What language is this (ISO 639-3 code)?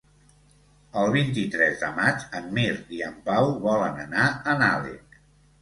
cat